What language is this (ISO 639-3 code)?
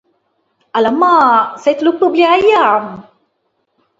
msa